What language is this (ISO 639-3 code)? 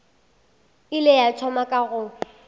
nso